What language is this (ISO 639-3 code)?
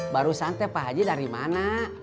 ind